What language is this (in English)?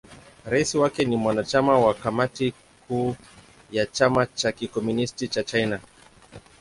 Swahili